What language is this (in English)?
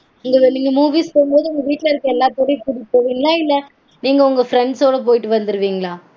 Tamil